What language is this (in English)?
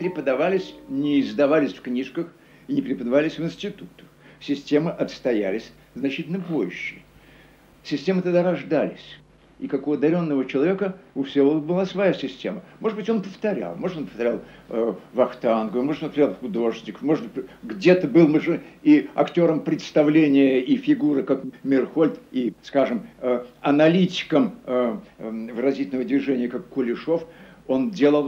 Russian